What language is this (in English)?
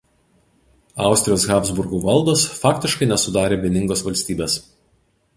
Lithuanian